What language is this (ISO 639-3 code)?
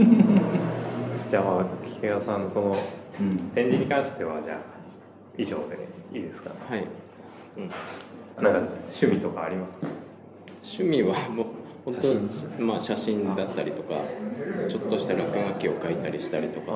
jpn